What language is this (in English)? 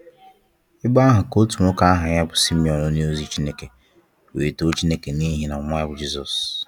Igbo